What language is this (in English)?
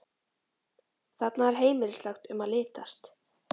Icelandic